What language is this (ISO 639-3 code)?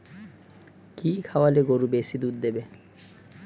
ben